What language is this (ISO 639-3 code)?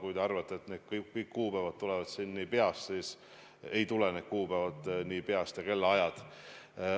est